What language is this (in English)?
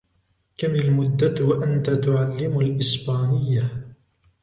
Arabic